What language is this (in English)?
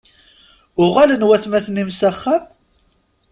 Kabyle